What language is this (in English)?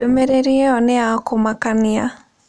Kikuyu